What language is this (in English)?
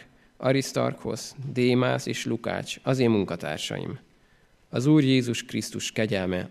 Hungarian